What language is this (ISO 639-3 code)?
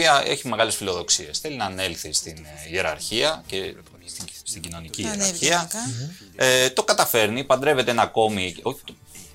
ell